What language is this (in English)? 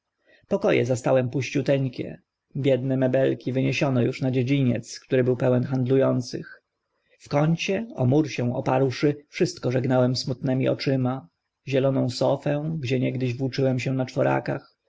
Polish